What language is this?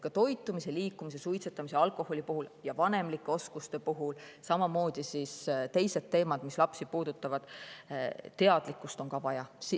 Estonian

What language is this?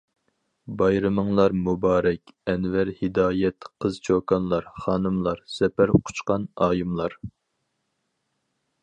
Uyghur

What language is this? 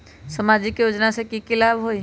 Magahi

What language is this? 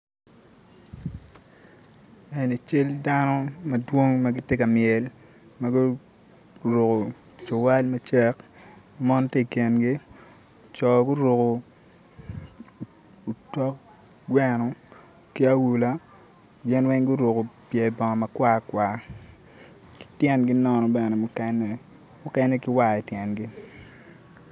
Acoli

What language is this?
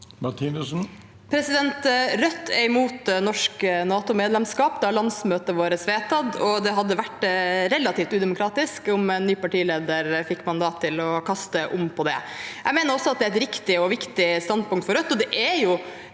Norwegian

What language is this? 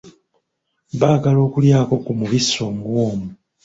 Ganda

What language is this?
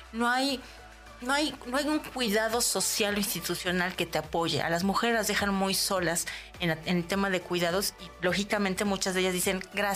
Spanish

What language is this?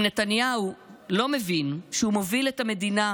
Hebrew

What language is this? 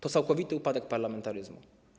Polish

